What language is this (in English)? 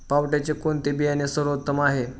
Marathi